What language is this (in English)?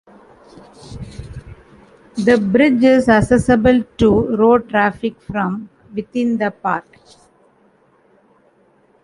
English